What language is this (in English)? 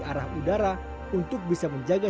Indonesian